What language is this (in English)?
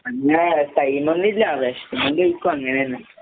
Malayalam